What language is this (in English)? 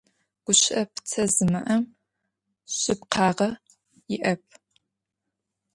Adyghe